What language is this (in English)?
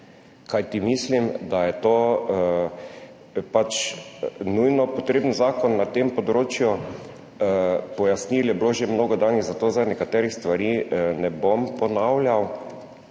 Slovenian